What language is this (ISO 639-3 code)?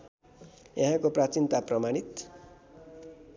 nep